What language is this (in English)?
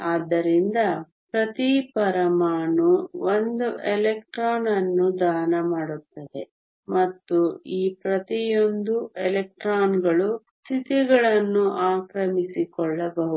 Kannada